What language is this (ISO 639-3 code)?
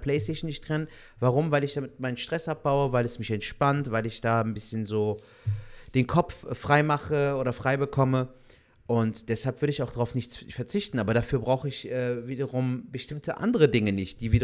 deu